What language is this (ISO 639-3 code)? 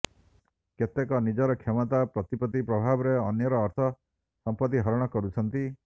ori